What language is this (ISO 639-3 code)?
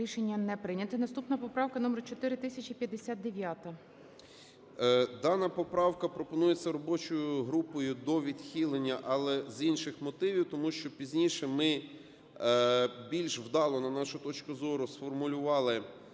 ukr